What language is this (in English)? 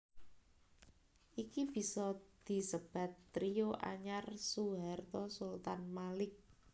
Javanese